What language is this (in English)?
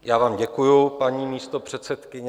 Czech